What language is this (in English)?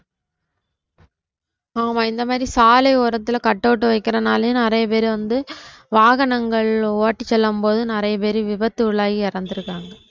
Tamil